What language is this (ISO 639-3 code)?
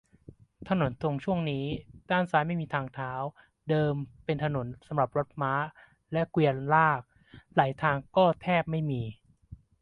tha